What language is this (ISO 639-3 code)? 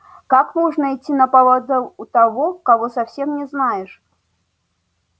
rus